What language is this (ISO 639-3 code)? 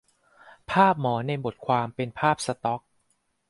tha